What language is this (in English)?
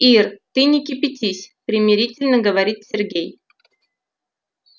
Russian